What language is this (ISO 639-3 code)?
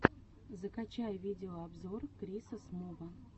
rus